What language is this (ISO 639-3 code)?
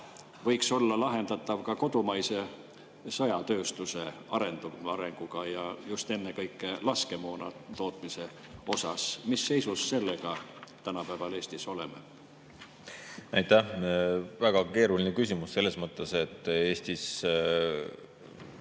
est